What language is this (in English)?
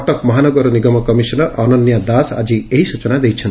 Odia